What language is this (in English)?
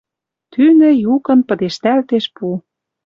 Western Mari